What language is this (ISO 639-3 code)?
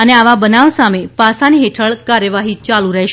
guj